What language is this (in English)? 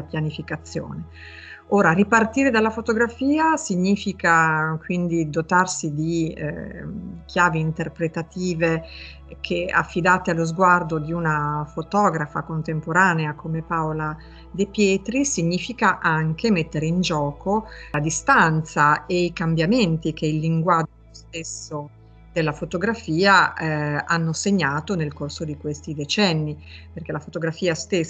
Italian